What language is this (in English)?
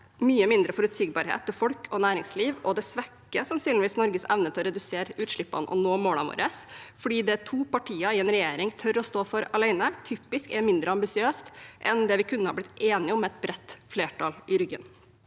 Norwegian